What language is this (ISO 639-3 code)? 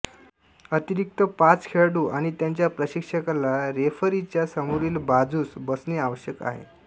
mar